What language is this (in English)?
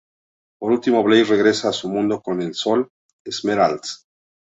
Spanish